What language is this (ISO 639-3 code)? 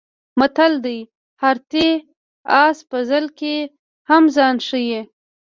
pus